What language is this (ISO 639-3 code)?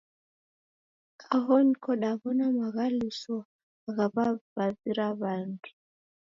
dav